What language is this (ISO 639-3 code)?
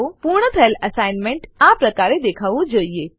guj